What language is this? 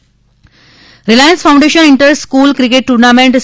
Gujarati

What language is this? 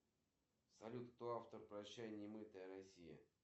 Russian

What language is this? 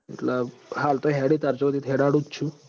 Gujarati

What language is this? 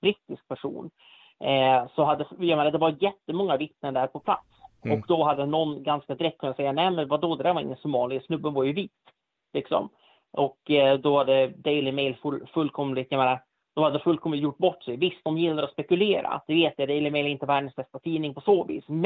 Swedish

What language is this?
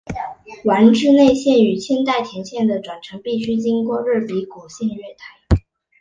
Chinese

